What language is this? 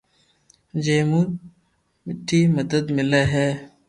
Loarki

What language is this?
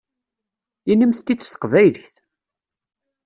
Kabyle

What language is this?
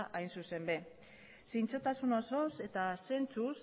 Basque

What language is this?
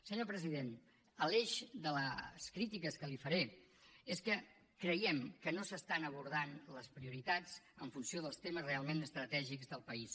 Catalan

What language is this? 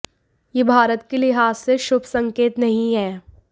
Hindi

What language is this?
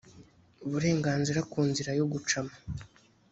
Kinyarwanda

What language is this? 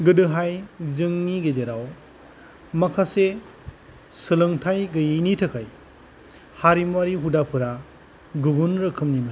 Bodo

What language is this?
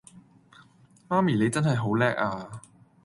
Cantonese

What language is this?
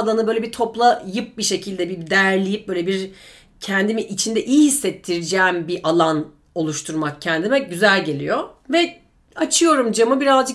Turkish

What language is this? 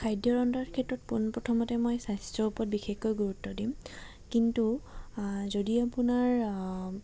Assamese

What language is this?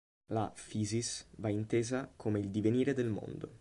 Italian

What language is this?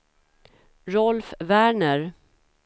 Swedish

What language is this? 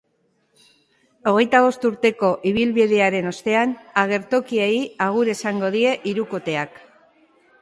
Basque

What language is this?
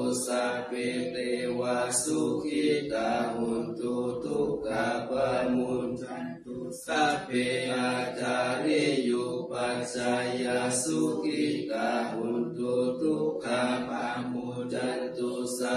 Thai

